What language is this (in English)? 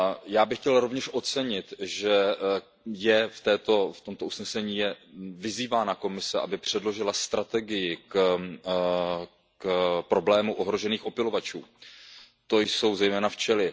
Czech